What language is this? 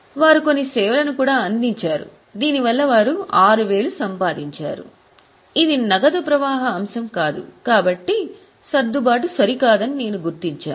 Telugu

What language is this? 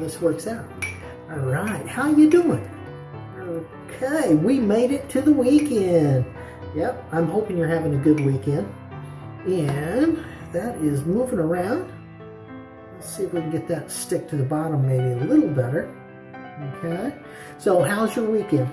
English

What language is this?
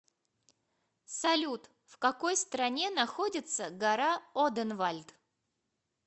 Russian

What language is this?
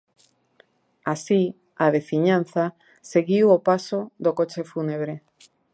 Galician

